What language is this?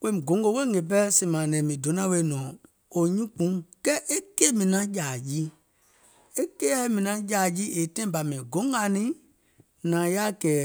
Gola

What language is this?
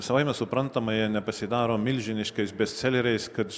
Lithuanian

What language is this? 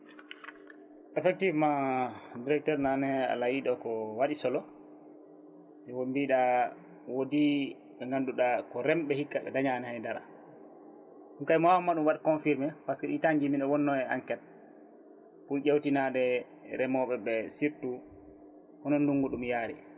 Fula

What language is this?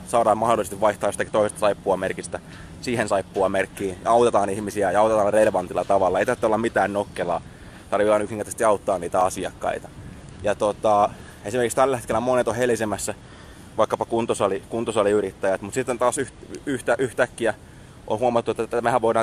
Finnish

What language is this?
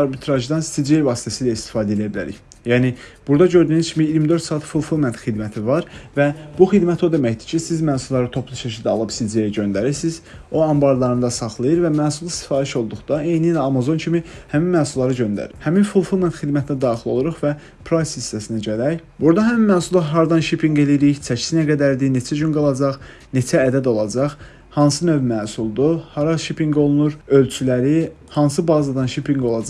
Turkish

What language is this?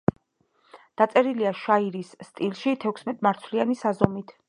Georgian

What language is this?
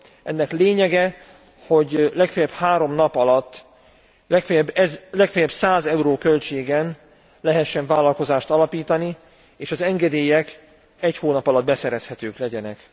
Hungarian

